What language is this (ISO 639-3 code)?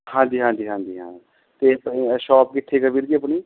pan